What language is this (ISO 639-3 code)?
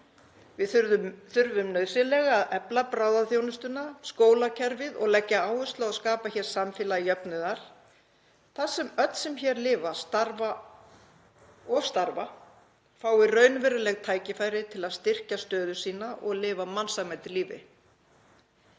isl